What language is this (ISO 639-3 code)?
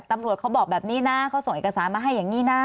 tha